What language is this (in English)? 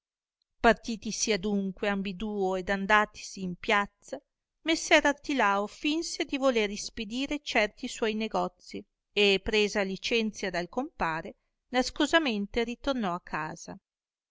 Italian